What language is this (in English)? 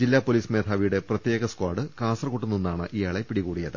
Malayalam